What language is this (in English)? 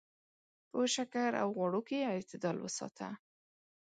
Pashto